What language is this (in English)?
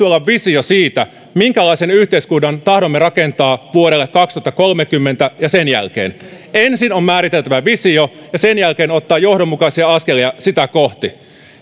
Finnish